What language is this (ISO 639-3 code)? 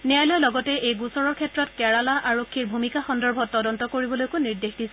asm